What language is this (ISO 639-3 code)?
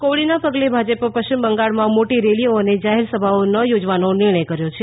guj